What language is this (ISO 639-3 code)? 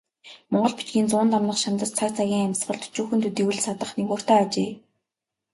mon